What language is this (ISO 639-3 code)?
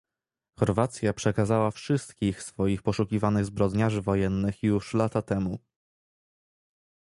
pol